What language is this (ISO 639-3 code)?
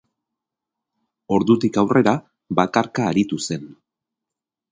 eus